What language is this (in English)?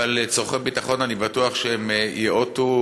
Hebrew